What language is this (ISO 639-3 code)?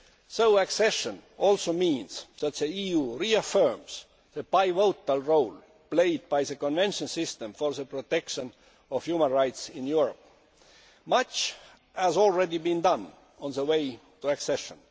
eng